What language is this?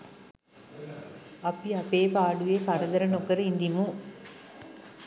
Sinhala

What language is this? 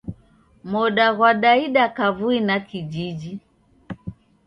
Taita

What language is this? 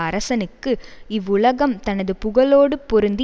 Tamil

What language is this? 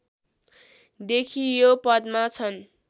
Nepali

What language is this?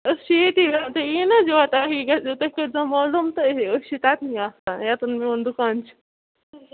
Kashmiri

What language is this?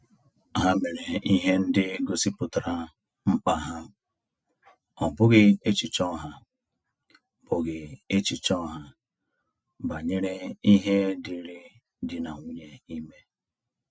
Igbo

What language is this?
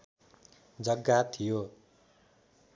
Nepali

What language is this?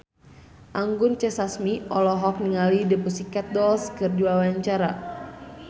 Sundanese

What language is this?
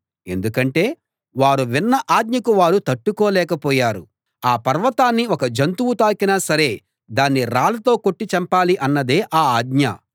Telugu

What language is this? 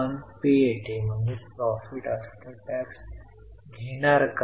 Marathi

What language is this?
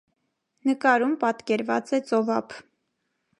Armenian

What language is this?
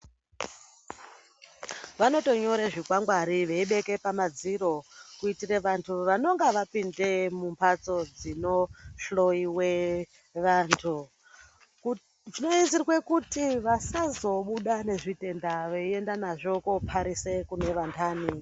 Ndau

